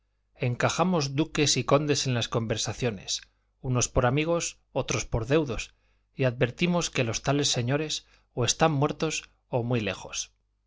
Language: Spanish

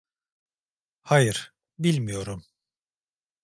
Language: Turkish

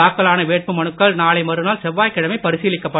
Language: Tamil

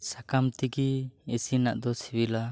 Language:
Santali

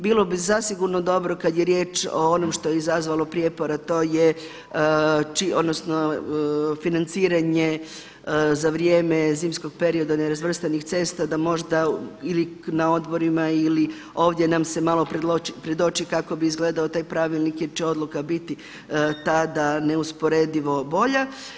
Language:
Croatian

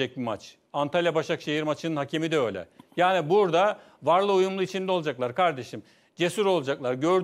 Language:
Turkish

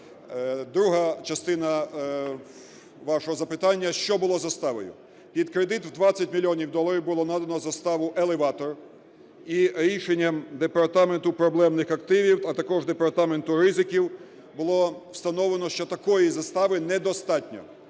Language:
Ukrainian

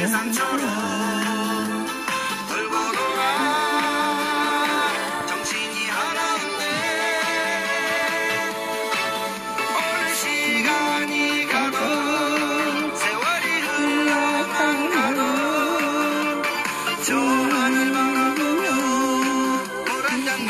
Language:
Arabic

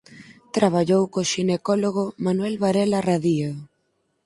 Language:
Galician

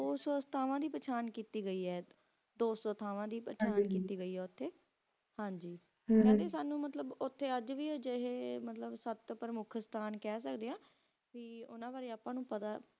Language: Punjabi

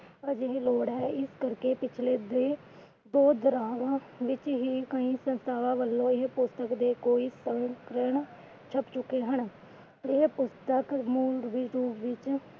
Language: Punjabi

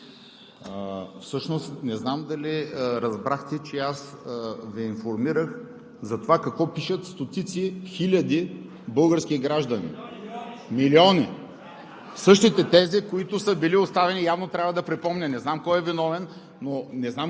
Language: Bulgarian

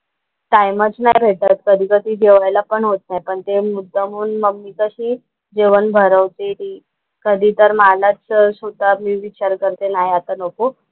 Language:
Marathi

